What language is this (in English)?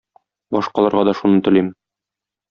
Tatar